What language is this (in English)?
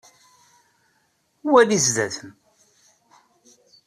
Kabyle